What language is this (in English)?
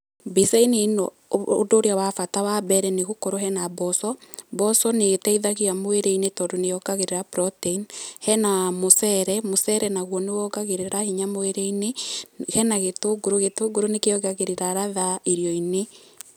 Kikuyu